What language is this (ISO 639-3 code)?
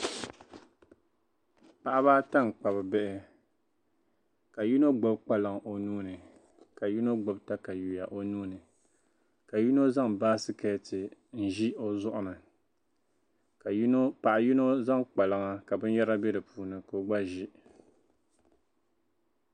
dag